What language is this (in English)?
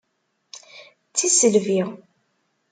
Kabyle